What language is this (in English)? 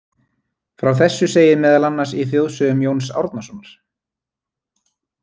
Icelandic